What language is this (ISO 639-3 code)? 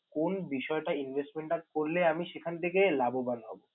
ben